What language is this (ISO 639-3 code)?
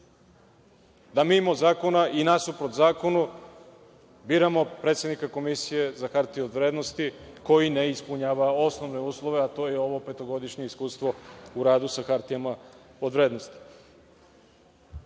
srp